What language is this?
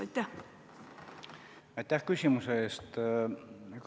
Estonian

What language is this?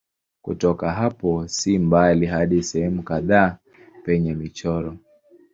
Swahili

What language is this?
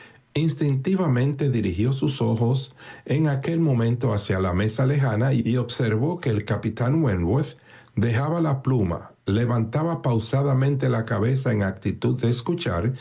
Spanish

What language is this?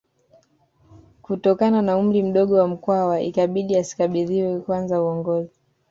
Swahili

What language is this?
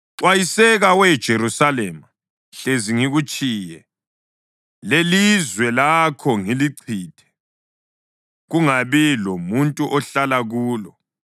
North Ndebele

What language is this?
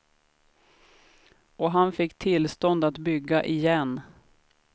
Swedish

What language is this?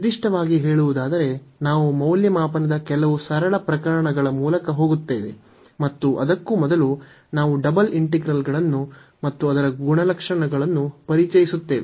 Kannada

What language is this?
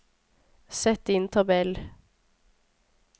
Norwegian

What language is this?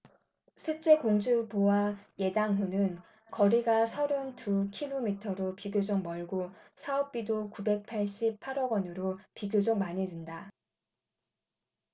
Korean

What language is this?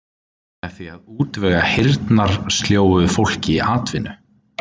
Icelandic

